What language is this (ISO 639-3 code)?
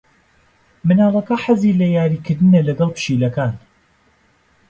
ckb